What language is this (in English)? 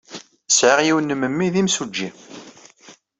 Kabyle